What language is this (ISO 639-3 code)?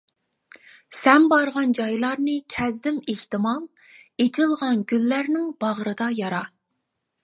uig